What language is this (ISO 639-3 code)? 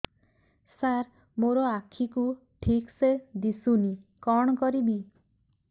ori